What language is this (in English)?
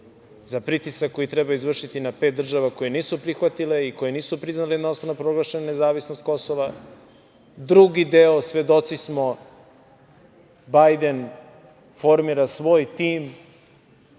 Serbian